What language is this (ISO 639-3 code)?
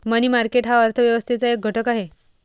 mar